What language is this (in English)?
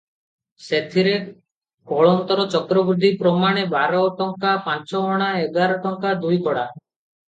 Odia